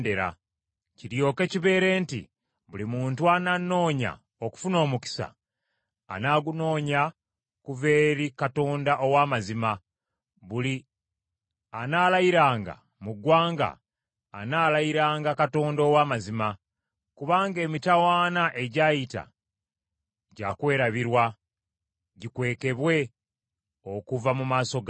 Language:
Ganda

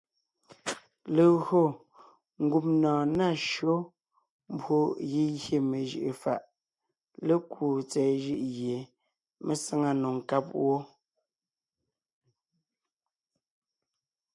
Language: Ngiemboon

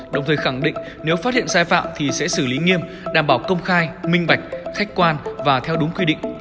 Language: Vietnamese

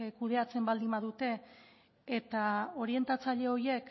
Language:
Basque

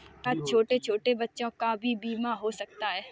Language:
Hindi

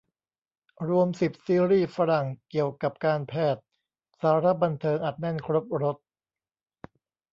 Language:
Thai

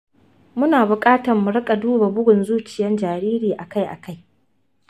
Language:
Hausa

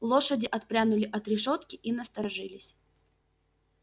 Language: Russian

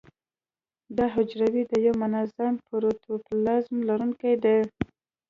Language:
Pashto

